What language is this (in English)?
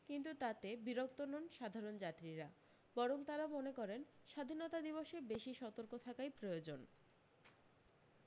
Bangla